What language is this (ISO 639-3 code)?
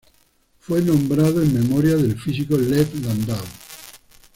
spa